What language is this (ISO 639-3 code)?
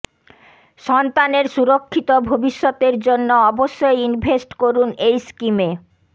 ben